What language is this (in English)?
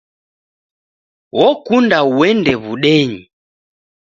Taita